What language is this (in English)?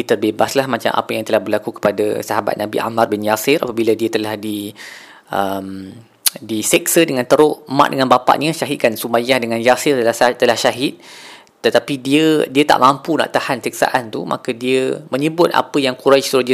Malay